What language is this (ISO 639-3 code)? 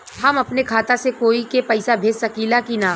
bho